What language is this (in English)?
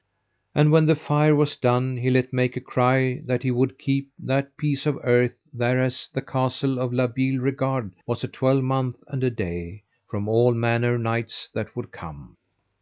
English